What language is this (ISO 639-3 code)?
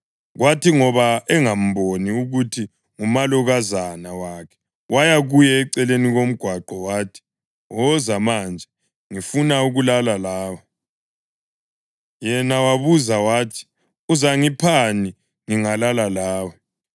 nde